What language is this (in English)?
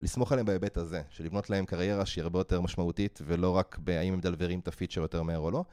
Hebrew